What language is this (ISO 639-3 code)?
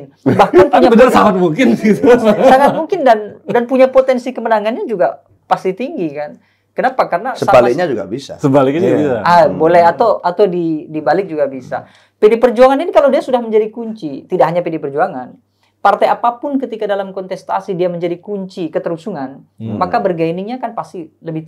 ind